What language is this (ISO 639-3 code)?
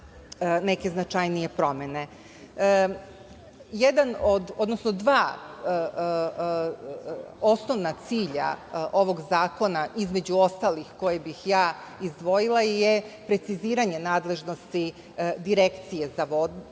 srp